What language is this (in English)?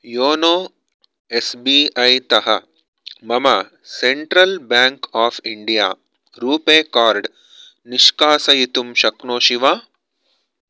Sanskrit